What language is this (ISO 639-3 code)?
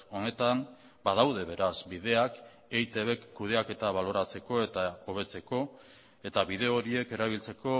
eus